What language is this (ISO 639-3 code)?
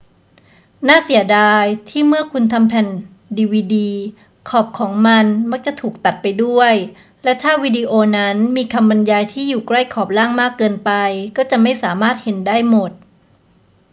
tha